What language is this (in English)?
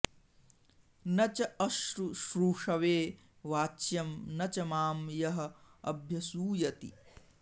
Sanskrit